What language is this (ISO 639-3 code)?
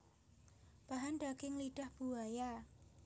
jav